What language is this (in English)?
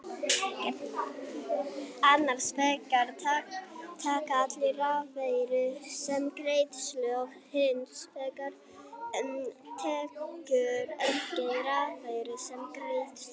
Icelandic